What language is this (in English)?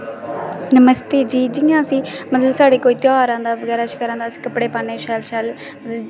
Dogri